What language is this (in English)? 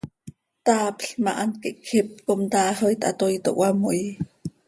Seri